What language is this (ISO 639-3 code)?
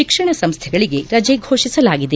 kan